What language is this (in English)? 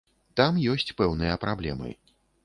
Belarusian